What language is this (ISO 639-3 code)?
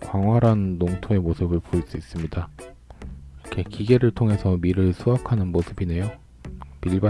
kor